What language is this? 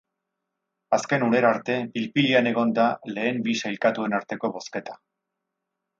Basque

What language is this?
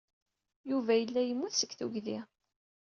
Kabyle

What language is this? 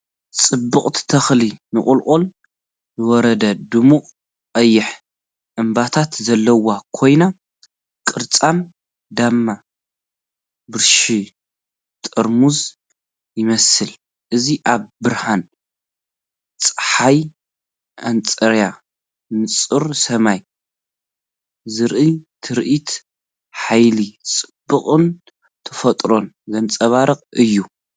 Tigrinya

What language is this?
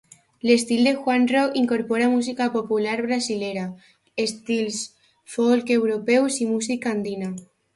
Catalan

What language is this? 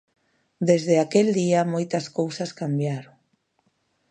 Galician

